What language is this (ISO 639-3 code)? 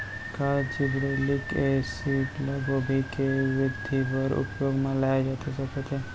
hne